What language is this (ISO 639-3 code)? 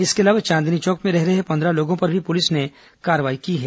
hin